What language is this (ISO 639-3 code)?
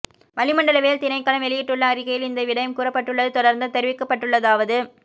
tam